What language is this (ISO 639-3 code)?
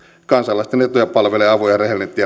fin